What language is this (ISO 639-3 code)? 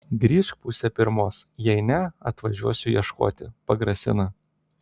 lit